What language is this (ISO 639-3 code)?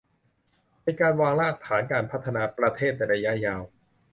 tha